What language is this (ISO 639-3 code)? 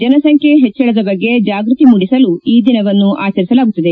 kan